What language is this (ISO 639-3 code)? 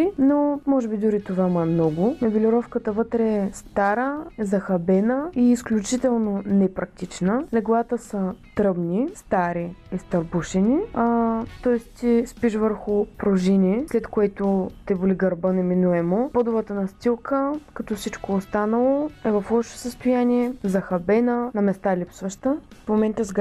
bul